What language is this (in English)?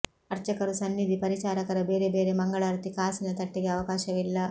Kannada